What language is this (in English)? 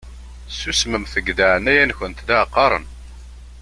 Kabyle